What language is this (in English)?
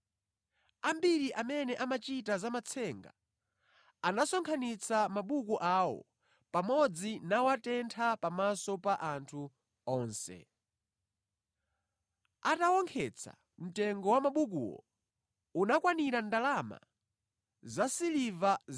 Nyanja